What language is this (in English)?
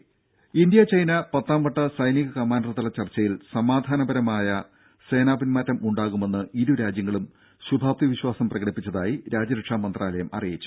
Malayalam